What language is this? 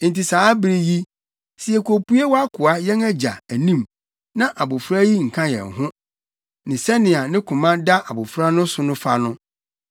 Akan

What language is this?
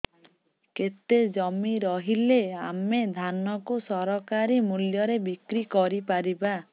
Odia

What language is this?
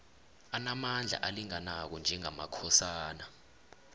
South Ndebele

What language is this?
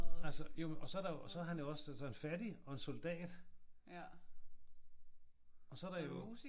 Danish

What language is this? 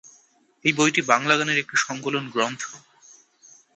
Bangla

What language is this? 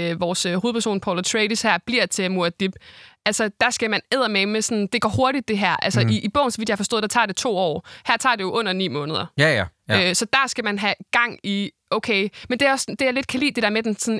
Danish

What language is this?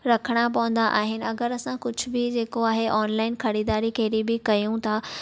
Sindhi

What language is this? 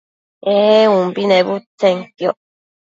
Matsés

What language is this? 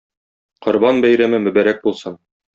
Tatar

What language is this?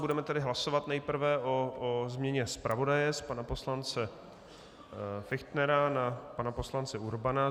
Czech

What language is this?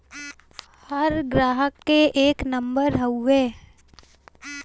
Bhojpuri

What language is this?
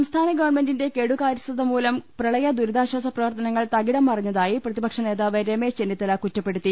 Malayalam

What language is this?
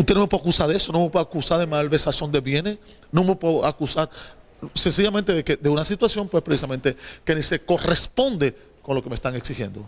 Spanish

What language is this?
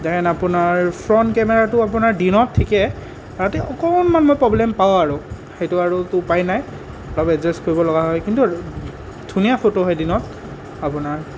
Assamese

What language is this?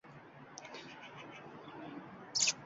Uzbek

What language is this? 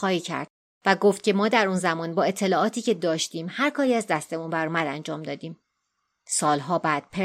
Persian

